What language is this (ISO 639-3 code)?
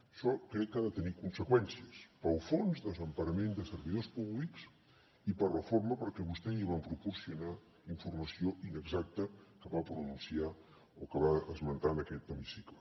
cat